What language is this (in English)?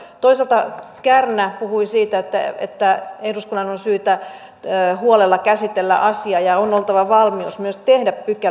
Finnish